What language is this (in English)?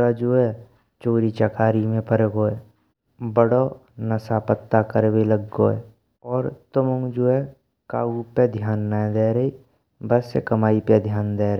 Braj